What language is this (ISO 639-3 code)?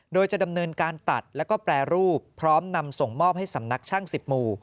tha